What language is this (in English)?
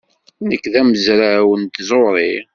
Kabyle